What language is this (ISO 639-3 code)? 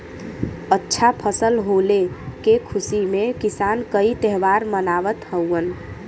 bho